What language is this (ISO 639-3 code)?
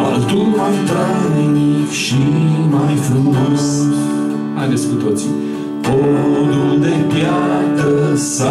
ron